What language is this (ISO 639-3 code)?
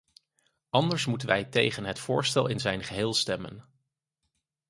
nld